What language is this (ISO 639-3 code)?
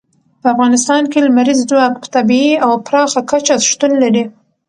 pus